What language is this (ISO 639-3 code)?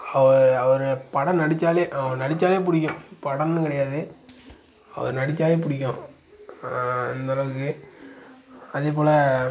tam